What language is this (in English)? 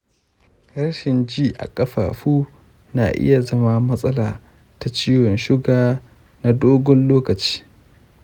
Hausa